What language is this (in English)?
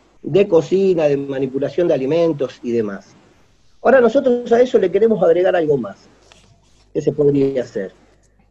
Spanish